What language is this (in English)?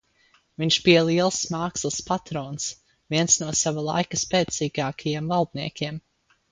Latvian